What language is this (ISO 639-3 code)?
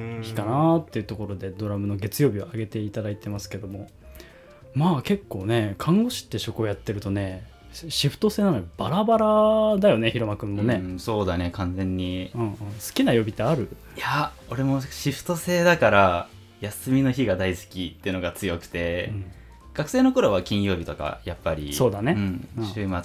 jpn